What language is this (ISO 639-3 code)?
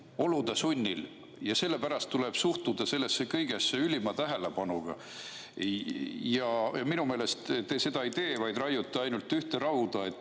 est